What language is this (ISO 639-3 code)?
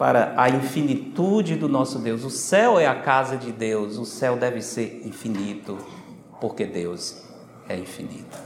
por